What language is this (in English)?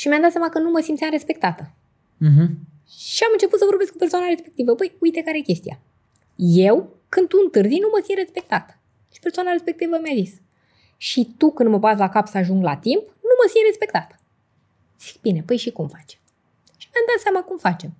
Romanian